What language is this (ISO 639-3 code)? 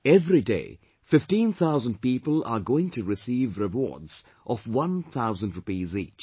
eng